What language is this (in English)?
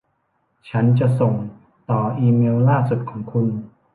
Thai